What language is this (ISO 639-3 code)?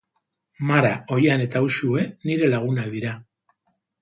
eus